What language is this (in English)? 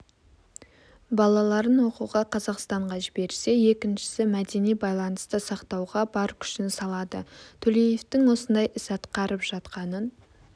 Kazakh